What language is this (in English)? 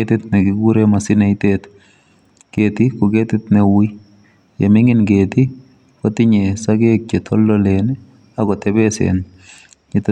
Kalenjin